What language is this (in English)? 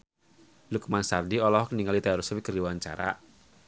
Sundanese